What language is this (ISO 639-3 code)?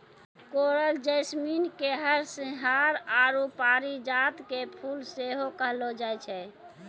mai